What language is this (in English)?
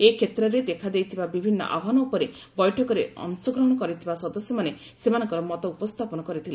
Odia